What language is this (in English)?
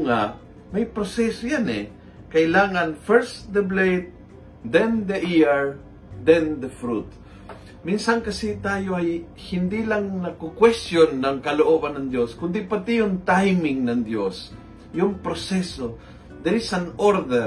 Filipino